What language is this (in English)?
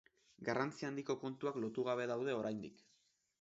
Basque